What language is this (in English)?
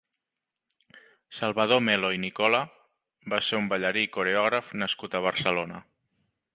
Catalan